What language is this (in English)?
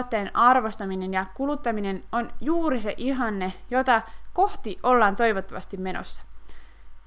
Finnish